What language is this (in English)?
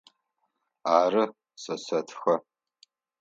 Adyghe